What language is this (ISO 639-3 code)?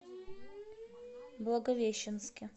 rus